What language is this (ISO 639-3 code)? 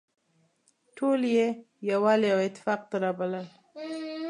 pus